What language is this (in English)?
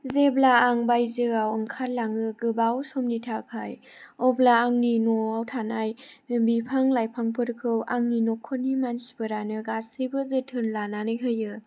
Bodo